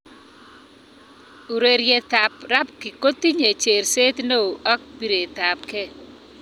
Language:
Kalenjin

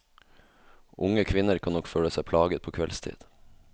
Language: Norwegian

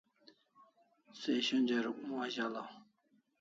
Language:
Kalasha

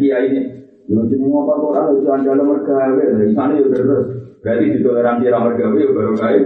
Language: Malay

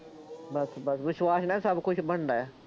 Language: Punjabi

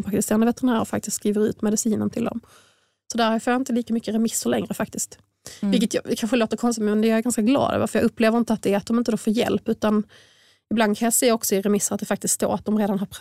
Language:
Swedish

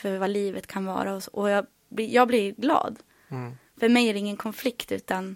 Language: Swedish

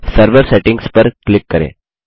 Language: Hindi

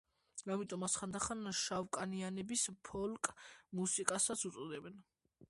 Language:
Georgian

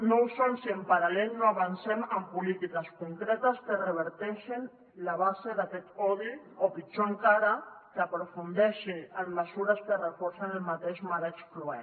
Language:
Catalan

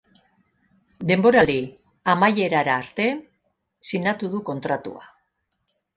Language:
Basque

